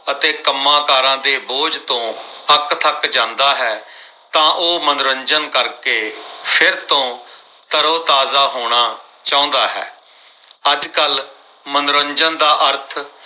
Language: Punjabi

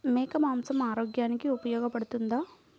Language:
Telugu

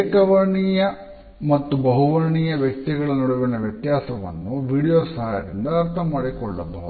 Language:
Kannada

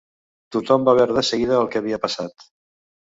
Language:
Catalan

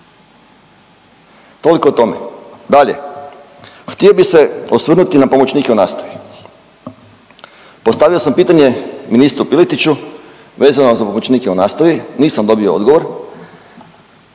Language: Croatian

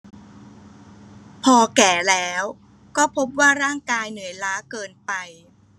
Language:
Thai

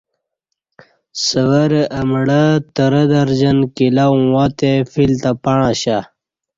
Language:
Kati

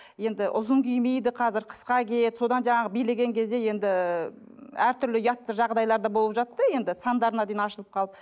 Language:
Kazakh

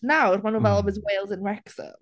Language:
Welsh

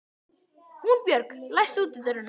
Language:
Icelandic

